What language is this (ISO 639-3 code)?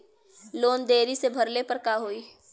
bho